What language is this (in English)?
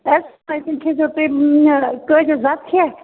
Kashmiri